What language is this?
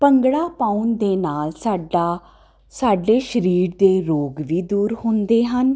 Punjabi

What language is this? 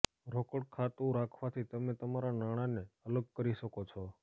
Gujarati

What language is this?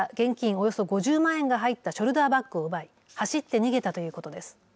Japanese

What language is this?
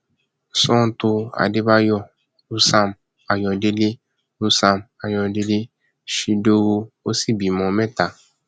Yoruba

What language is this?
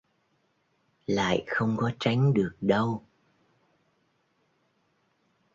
Vietnamese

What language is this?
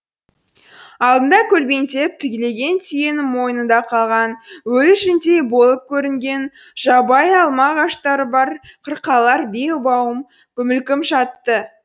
Kazakh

